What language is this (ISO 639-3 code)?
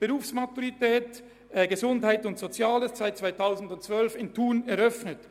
gsw